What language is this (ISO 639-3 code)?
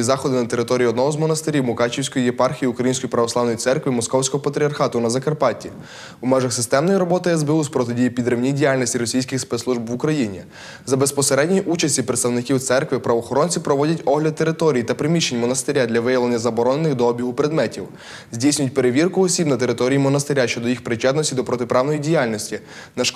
ukr